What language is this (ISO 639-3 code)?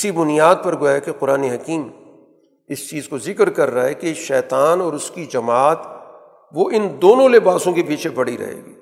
urd